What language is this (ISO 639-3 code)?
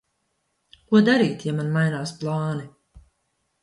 lav